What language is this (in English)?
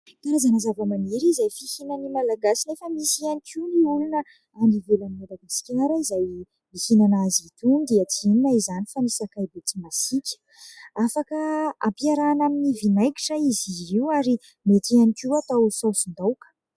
Malagasy